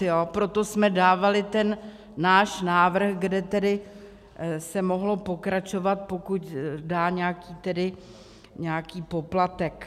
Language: Czech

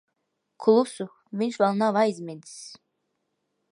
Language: Latvian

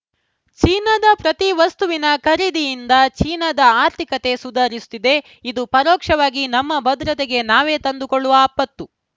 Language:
Kannada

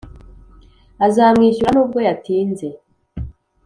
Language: Kinyarwanda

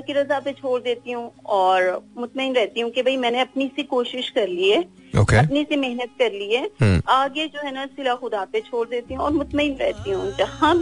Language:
Hindi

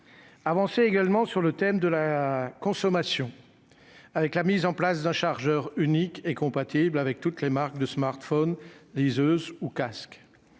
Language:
French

